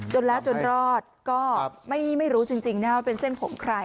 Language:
Thai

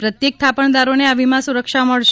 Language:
Gujarati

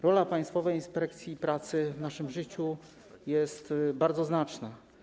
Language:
Polish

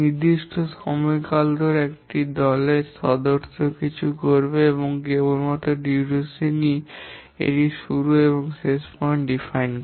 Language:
Bangla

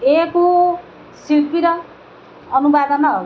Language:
Odia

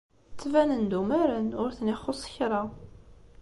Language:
Kabyle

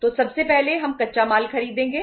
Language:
Hindi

